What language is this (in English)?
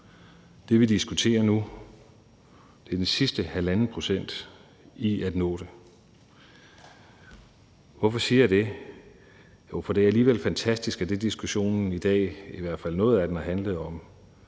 Danish